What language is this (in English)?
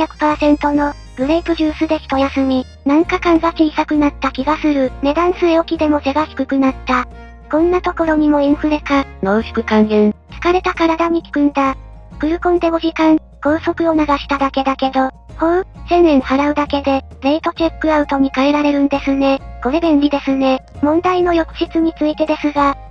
Japanese